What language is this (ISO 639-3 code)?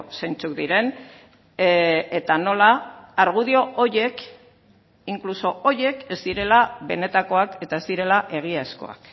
eus